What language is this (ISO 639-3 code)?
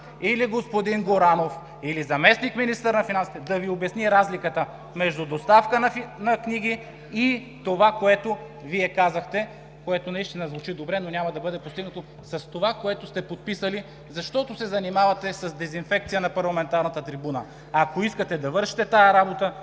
bul